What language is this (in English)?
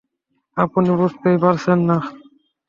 Bangla